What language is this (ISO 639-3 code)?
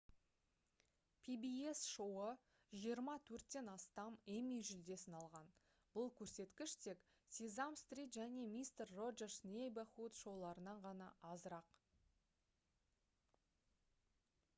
kaz